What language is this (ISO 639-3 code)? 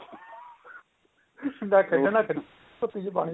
pan